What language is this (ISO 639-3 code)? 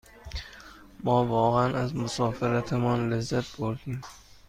fas